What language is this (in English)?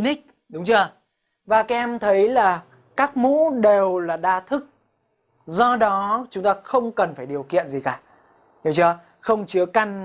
Vietnamese